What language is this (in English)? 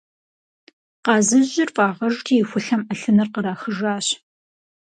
Kabardian